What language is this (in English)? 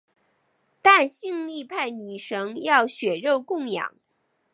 Chinese